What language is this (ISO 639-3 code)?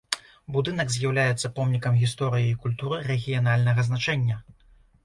bel